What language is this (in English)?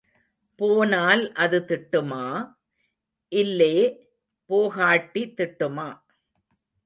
Tamil